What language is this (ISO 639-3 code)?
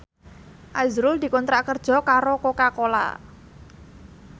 jav